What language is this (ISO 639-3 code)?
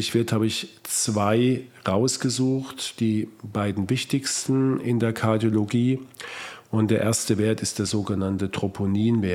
deu